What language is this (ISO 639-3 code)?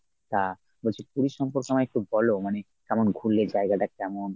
ben